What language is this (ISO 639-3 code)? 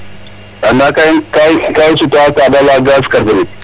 srr